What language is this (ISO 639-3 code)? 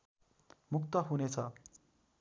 nep